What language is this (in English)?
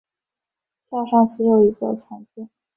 Chinese